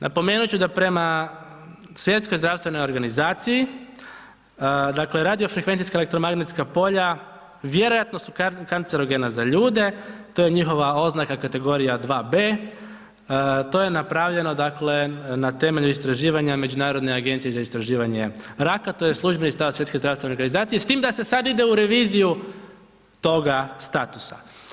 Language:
Croatian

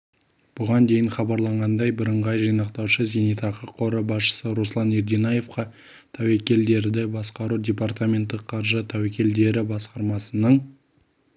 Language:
Kazakh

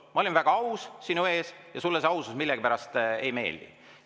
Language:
Estonian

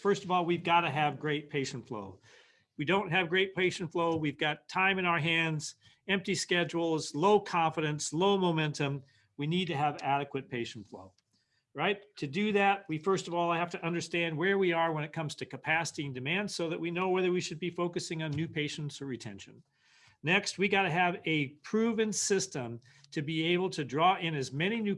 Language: English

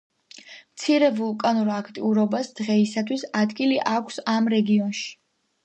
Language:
Georgian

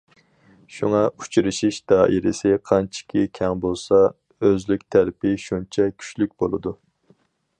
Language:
Uyghur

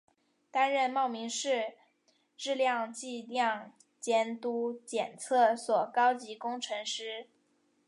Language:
Chinese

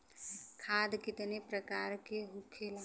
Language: Bhojpuri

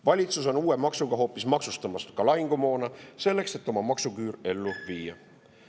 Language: Estonian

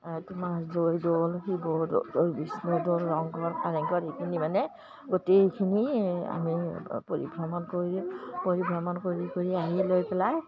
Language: Assamese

